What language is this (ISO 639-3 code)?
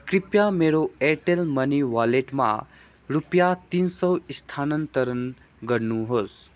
nep